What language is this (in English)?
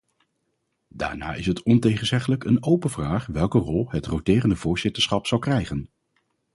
Dutch